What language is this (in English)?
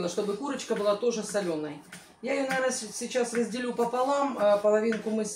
Russian